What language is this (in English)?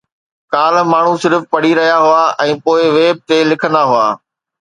Sindhi